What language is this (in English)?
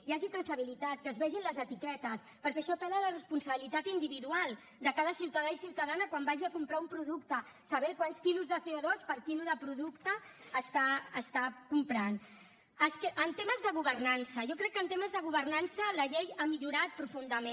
Catalan